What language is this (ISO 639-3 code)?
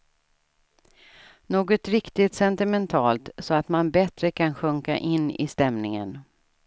swe